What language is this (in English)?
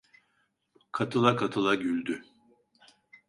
Turkish